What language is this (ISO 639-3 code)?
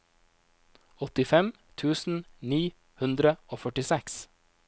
nor